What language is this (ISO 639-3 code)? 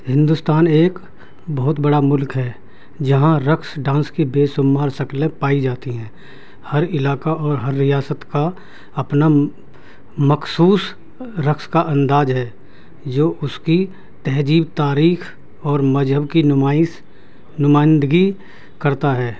urd